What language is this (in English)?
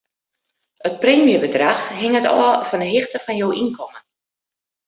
Western Frisian